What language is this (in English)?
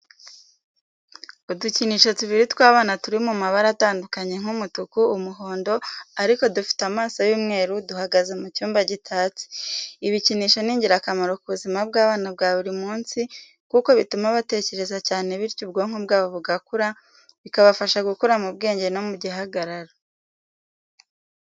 Kinyarwanda